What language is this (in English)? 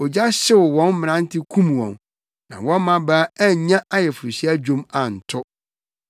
Akan